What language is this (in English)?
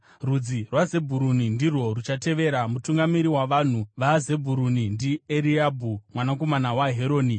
Shona